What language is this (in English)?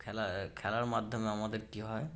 Bangla